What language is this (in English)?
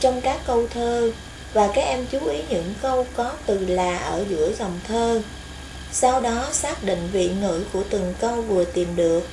Vietnamese